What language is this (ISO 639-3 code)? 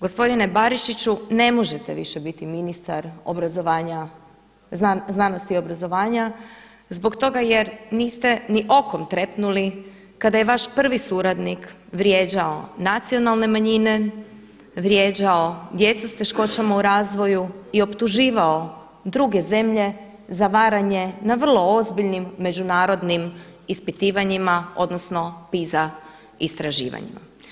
hrv